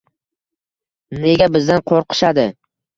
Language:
Uzbek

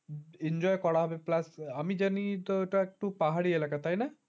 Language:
Bangla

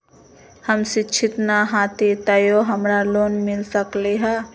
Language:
Magahi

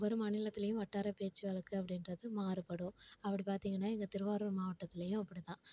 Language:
Tamil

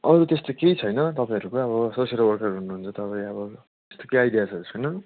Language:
Nepali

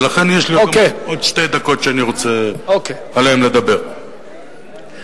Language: Hebrew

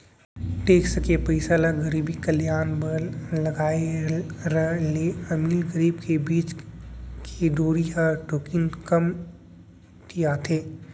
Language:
Chhattisgarhi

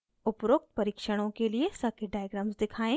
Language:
Hindi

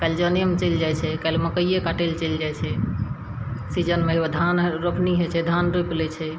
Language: Maithili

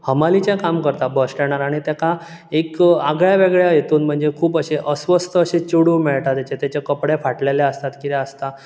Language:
Konkani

